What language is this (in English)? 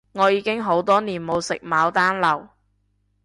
Cantonese